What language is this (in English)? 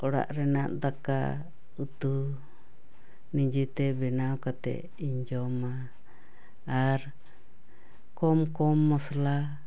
Santali